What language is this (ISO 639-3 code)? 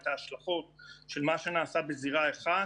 heb